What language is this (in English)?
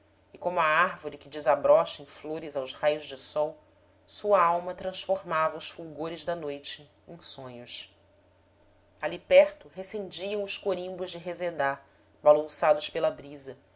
Portuguese